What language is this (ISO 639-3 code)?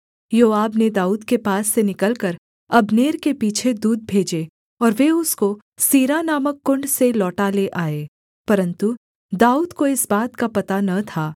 hin